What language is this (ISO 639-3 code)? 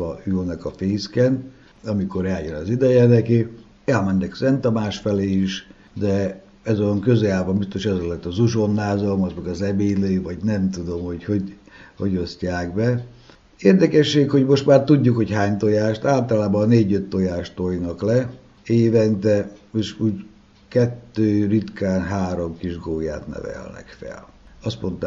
hun